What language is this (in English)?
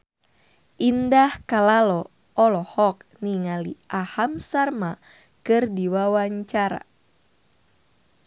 Sundanese